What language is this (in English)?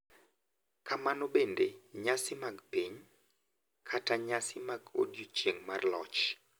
Luo (Kenya and Tanzania)